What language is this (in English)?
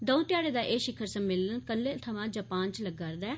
Dogri